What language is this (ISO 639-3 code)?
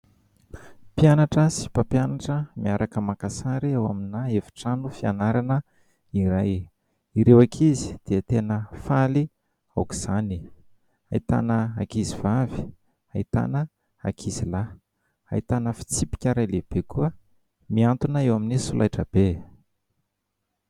mlg